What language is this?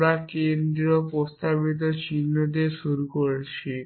Bangla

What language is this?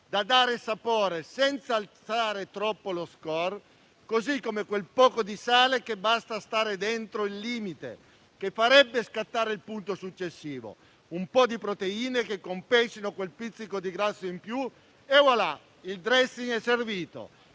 Italian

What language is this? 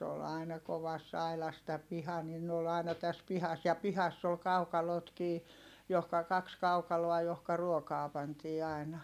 Finnish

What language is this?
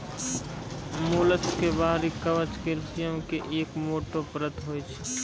Maithili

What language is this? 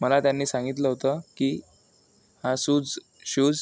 Marathi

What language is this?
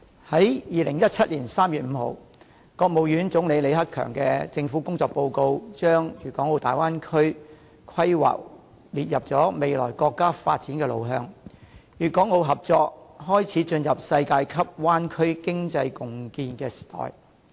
Cantonese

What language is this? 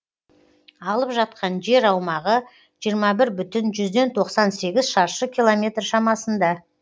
Kazakh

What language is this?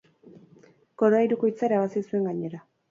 Basque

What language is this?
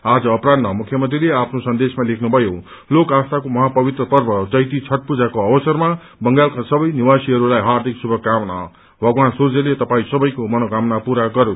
Nepali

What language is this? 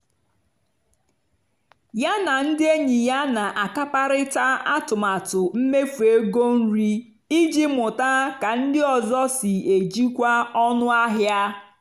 Igbo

